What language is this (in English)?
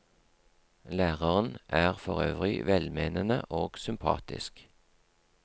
Norwegian